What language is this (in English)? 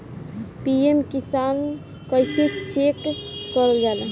Bhojpuri